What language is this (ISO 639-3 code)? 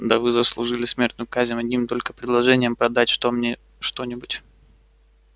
rus